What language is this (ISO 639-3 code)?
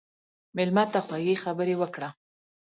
pus